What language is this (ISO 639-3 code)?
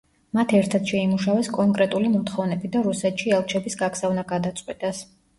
kat